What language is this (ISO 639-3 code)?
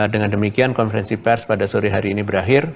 ind